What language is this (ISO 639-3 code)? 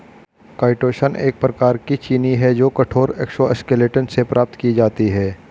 hin